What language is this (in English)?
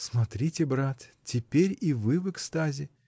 Russian